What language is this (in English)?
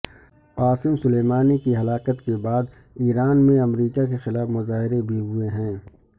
Urdu